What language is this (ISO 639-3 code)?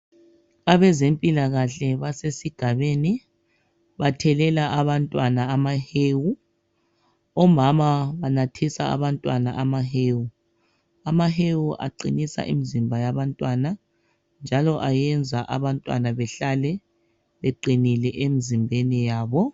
nde